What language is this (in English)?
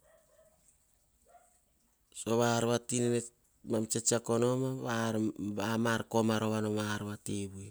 Hahon